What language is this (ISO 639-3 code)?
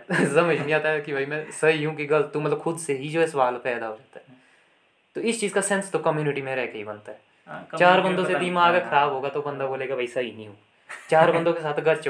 hin